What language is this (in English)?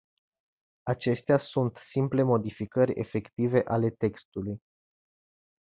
Romanian